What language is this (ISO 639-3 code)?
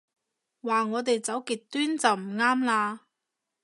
yue